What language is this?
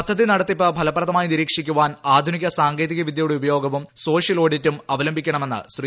Malayalam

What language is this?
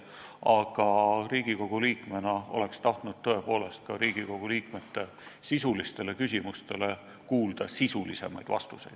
Estonian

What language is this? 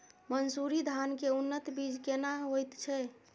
Maithili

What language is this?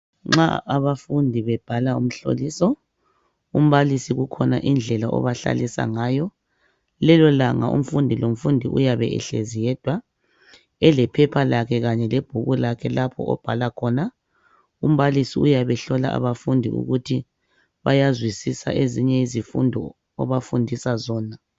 North Ndebele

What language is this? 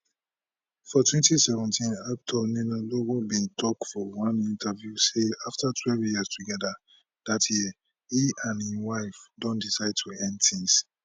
Nigerian Pidgin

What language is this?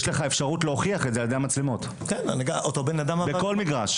Hebrew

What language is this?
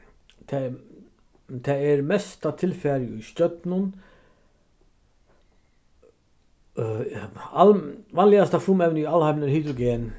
Faroese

